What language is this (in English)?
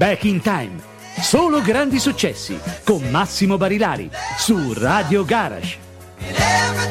Italian